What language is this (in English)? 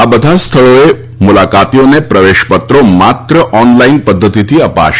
Gujarati